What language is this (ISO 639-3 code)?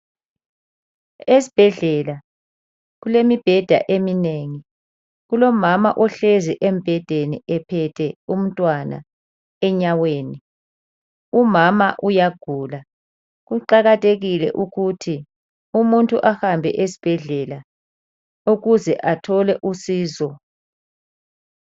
nde